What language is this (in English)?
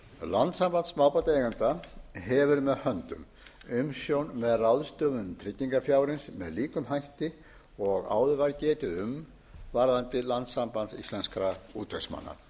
Icelandic